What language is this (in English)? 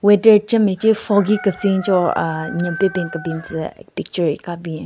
Southern Rengma Naga